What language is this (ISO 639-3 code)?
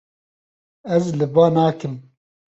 kur